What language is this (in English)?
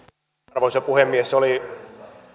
Finnish